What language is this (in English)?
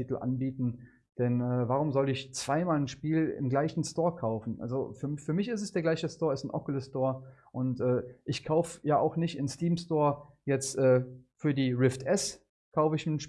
German